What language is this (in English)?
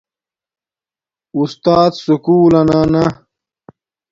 Domaaki